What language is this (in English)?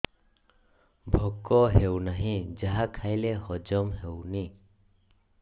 Odia